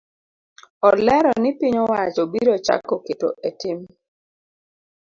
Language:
Luo (Kenya and Tanzania)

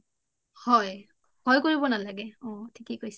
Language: Assamese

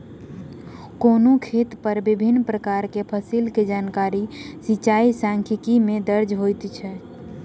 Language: Maithili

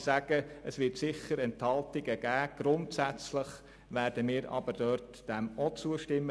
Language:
Swiss German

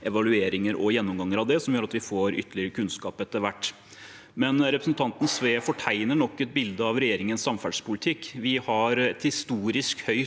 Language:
Norwegian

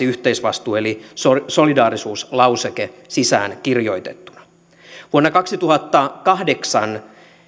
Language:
Finnish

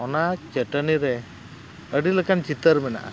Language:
Santali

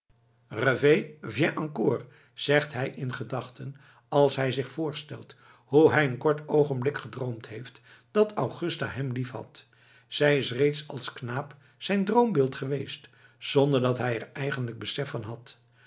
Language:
Dutch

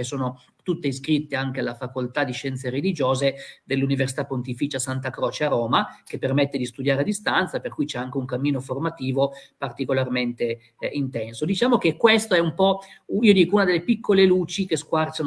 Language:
Italian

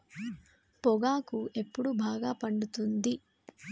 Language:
Telugu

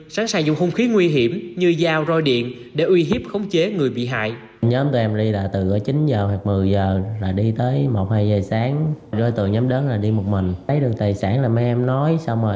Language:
Vietnamese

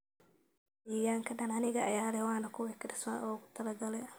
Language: Somali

